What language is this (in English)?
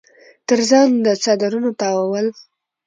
Pashto